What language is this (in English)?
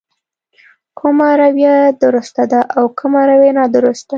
Pashto